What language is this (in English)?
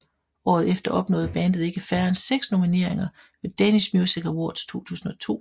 Danish